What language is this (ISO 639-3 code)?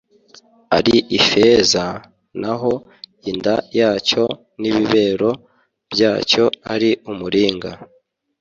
kin